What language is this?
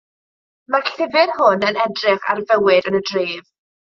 Welsh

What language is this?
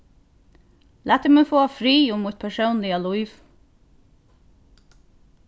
Faroese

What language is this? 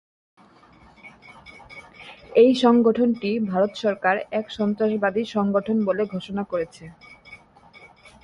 Bangla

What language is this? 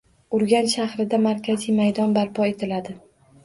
Uzbek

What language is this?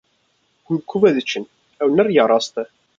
Kurdish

